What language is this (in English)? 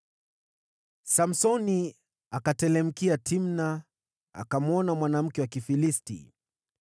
Swahili